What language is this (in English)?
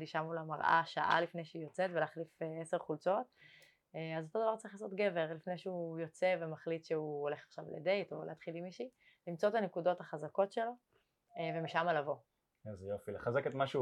Hebrew